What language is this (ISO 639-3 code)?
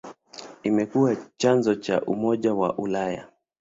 swa